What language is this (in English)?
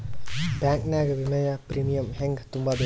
Kannada